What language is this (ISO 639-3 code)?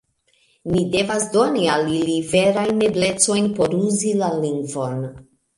epo